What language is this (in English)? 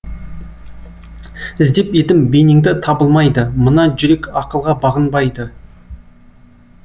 Kazakh